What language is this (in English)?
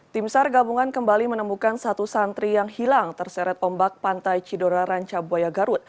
Indonesian